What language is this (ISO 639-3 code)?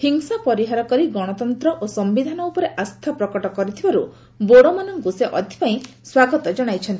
ori